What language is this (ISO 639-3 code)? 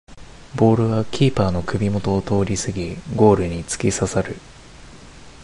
jpn